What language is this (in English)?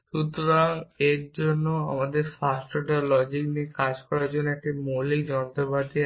Bangla